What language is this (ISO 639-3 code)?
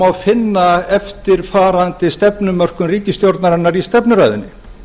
isl